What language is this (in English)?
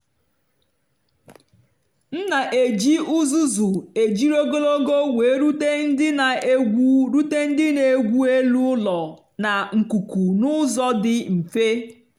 Igbo